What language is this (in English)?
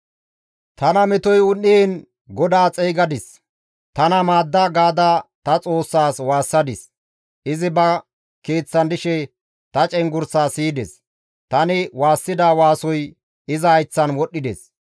Gamo